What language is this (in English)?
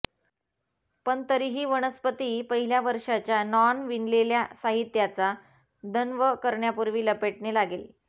Marathi